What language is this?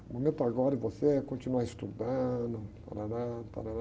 Portuguese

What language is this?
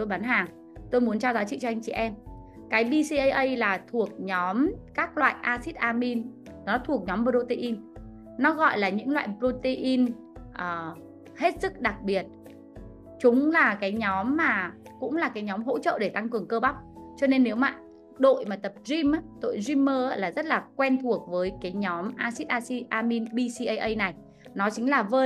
Vietnamese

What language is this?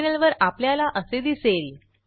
Marathi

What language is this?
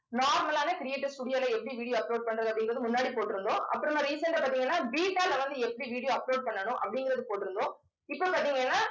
Tamil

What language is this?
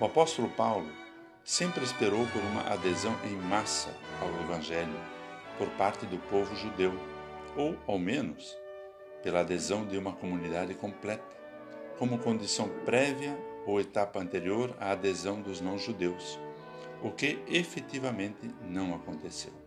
Portuguese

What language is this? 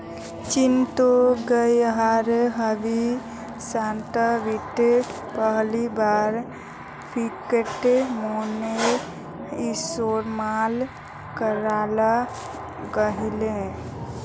Magahi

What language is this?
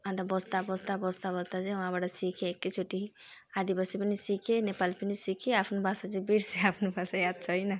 Nepali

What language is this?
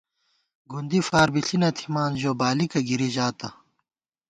Gawar-Bati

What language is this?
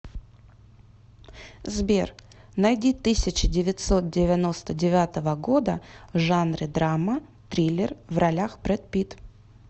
Russian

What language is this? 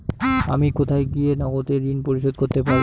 Bangla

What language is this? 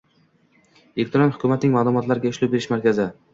Uzbek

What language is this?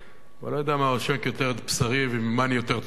Hebrew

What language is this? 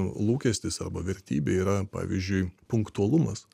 Lithuanian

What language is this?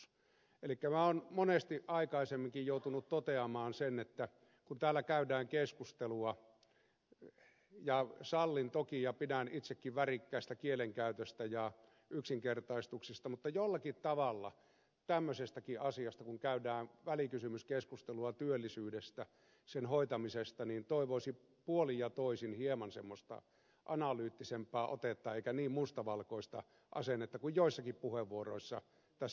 Finnish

